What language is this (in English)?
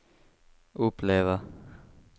Swedish